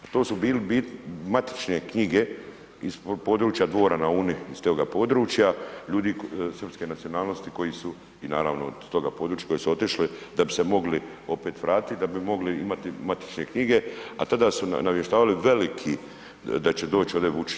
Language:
Croatian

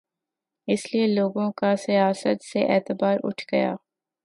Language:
Urdu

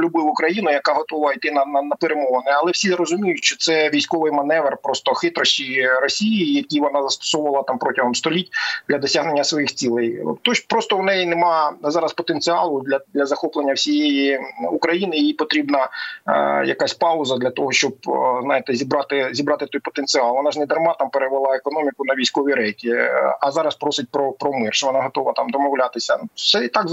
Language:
Ukrainian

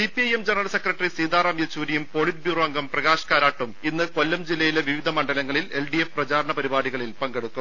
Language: Malayalam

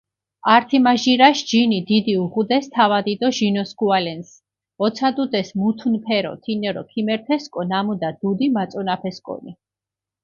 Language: Mingrelian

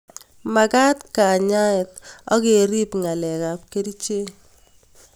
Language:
Kalenjin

